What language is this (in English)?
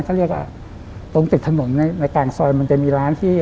Thai